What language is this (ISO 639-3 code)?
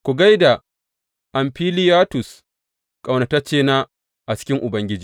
hau